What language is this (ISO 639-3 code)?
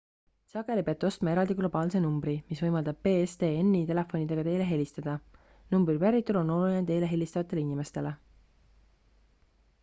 est